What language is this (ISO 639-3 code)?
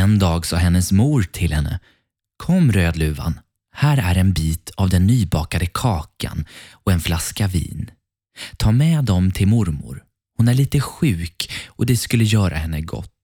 swe